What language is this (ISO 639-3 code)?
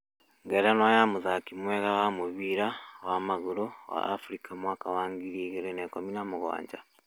kik